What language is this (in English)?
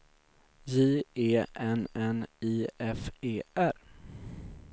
Swedish